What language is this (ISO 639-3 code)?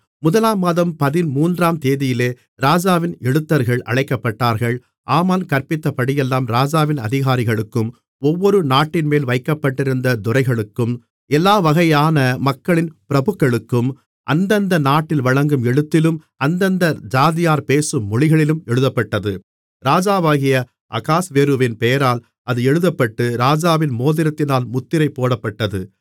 tam